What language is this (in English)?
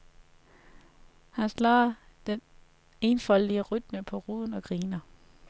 Danish